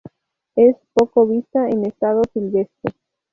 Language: Spanish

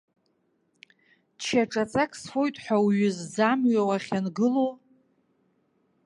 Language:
Abkhazian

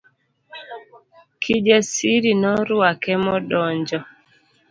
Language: Luo (Kenya and Tanzania)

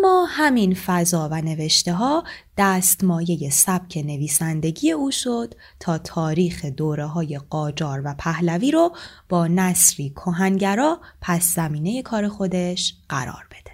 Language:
Persian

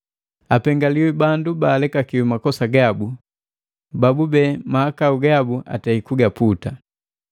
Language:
Matengo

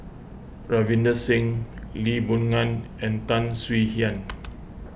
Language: English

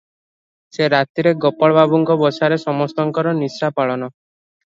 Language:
Odia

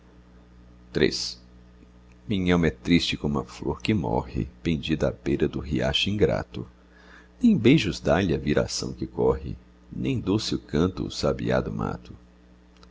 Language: Portuguese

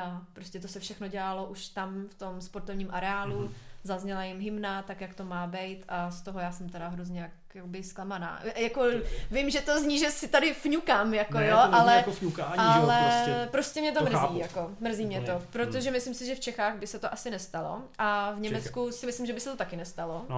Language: Czech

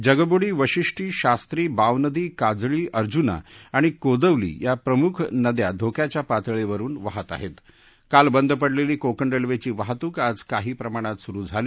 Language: Marathi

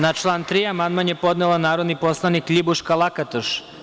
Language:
Serbian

